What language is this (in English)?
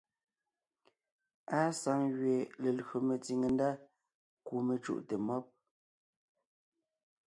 Ngiemboon